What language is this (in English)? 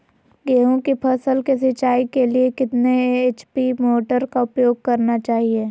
Magahi